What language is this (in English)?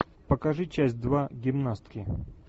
Russian